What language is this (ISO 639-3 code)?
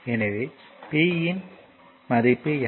tam